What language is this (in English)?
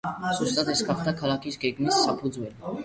Georgian